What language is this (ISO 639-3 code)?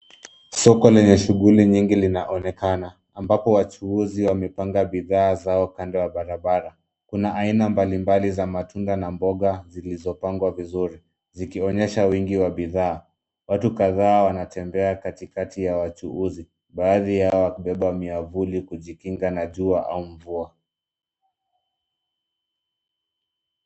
swa